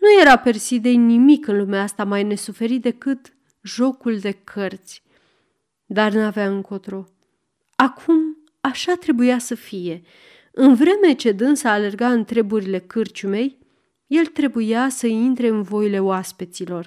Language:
Romanian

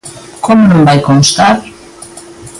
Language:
Galician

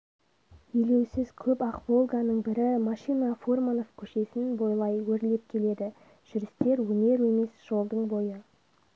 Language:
Kazakh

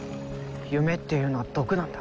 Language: Japanese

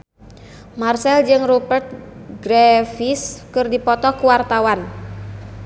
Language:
Sundanese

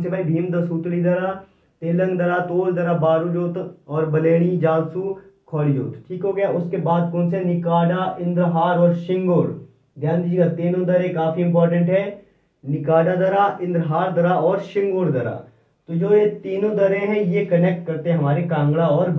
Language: Hindi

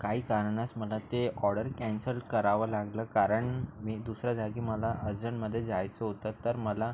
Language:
Marathi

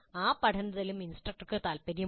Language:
Malayalam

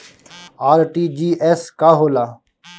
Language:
Bhojpuri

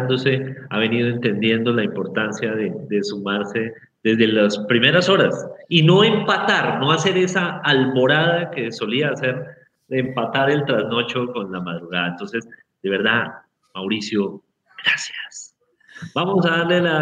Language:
Spanish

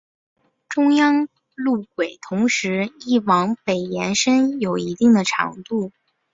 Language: Chinese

